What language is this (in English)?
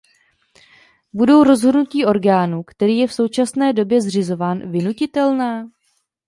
Czech